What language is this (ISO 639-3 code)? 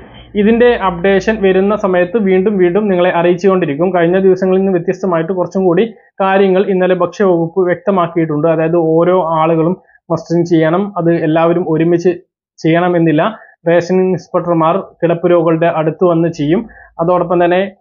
mal